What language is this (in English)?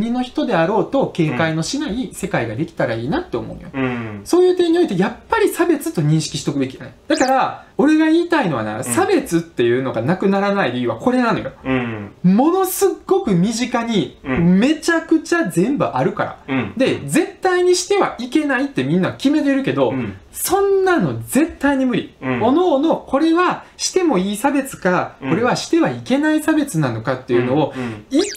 Japanese